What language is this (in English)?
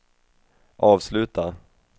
Swedish